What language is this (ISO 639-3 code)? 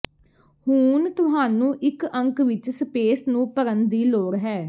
pan